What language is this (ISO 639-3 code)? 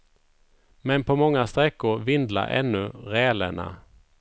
swe